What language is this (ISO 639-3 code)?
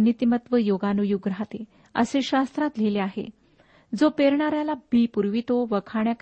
mar